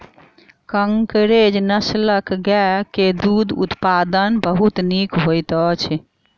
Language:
Maithili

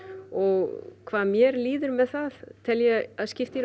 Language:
Icelandic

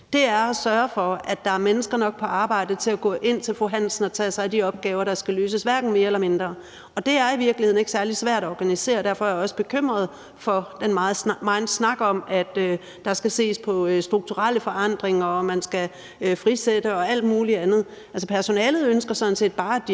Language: Danish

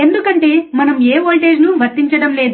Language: Telugu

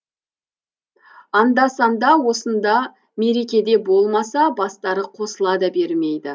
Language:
Kazakh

